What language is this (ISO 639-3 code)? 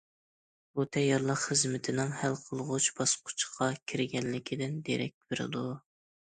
uig